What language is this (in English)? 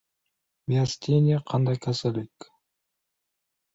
Uzbek